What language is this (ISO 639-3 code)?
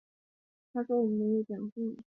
zho